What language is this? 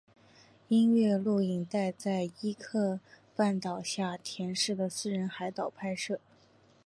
Chinese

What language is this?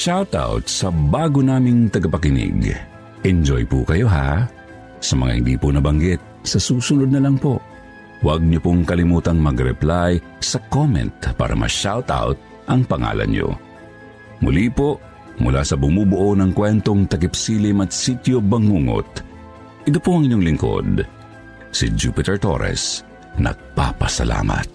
Filipino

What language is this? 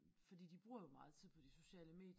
Danish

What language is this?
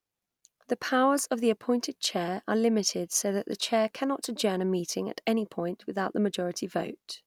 English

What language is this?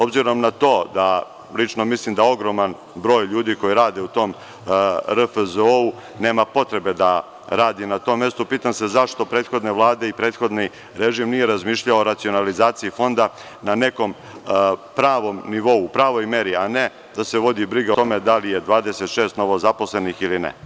Serbian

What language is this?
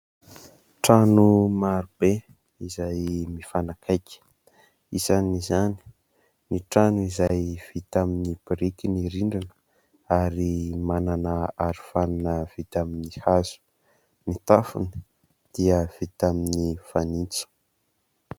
Malagasy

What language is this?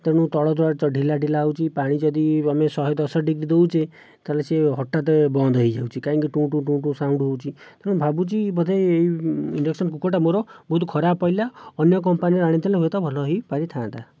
Odia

